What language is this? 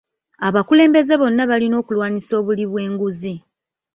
Ganda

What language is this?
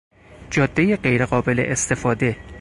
Persian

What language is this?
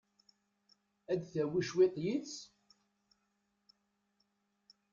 Kabyle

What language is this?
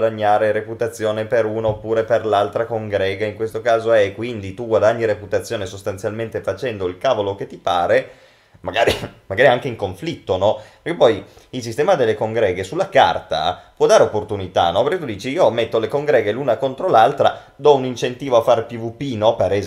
Italian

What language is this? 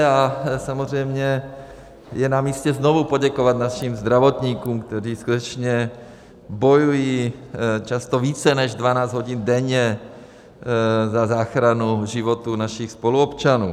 Czech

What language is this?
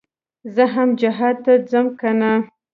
Pashto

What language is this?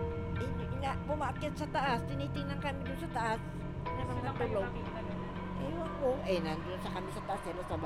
Filipino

